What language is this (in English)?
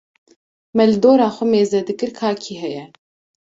Kurdish